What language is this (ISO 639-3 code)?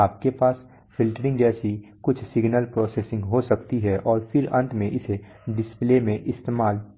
hin